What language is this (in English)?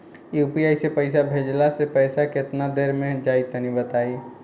Bhojpuri